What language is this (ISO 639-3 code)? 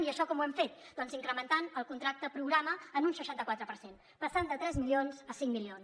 cat